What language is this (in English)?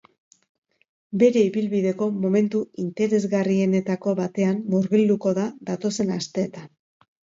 Basque